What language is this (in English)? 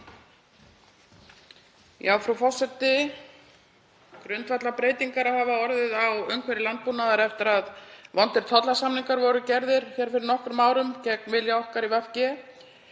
Icelandic